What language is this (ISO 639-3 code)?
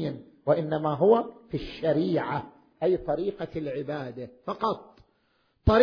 ara